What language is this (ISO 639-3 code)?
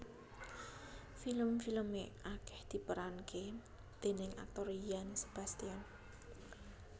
jav